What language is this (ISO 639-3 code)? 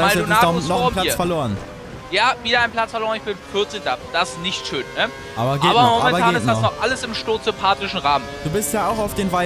deu